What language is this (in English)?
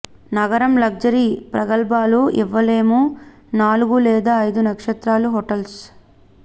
Telugu